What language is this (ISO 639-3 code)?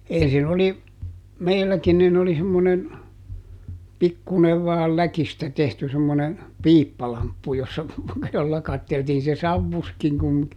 fin